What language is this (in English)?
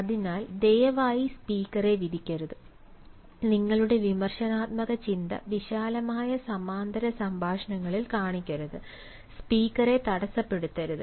Malayalam